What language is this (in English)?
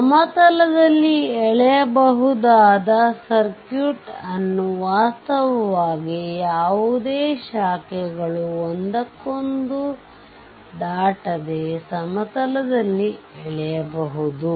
Kannada